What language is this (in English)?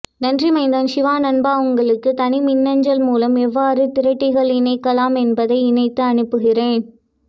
Tamil